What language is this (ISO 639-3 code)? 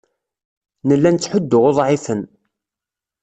kab